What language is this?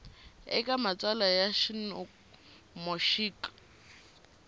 Tsonga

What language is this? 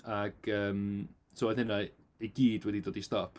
Welsh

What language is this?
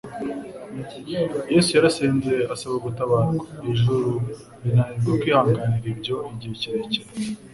Kinyarwanda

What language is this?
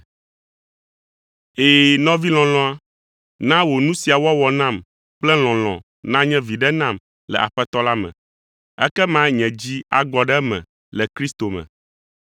Ewe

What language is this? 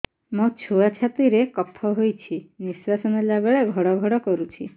Odia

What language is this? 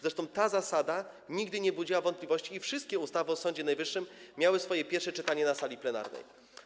Polish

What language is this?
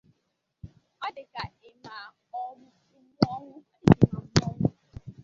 Igbo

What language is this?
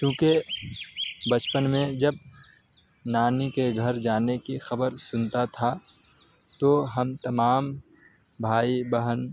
Urdu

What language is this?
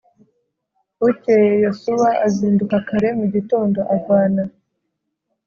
Kinyarwanda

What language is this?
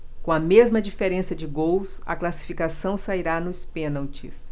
Portuguese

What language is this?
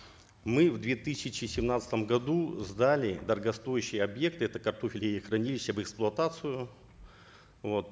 Kazakh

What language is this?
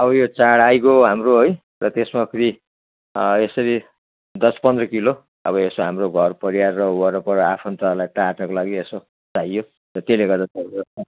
Nepali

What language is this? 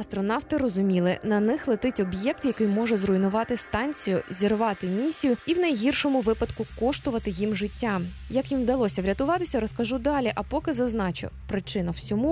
Ukrainian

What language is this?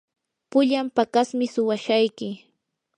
Yanahuanca Pasco Quechua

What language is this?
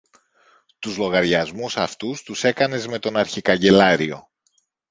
Greek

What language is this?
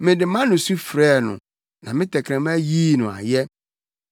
Akan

